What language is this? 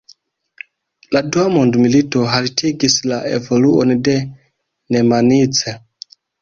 Esperanto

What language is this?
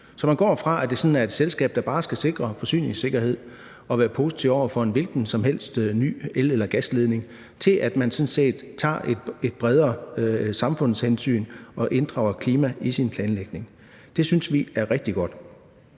Danish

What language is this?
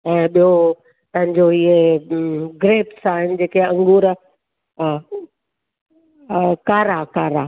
Sindhi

